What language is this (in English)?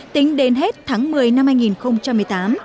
Vietnamese